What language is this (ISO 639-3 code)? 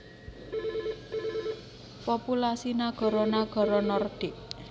jav